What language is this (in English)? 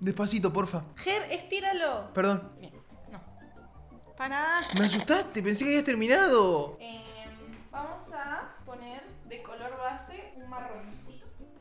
Spanish